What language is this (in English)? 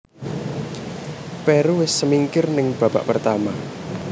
Javanese